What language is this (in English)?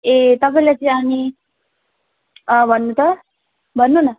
Nepali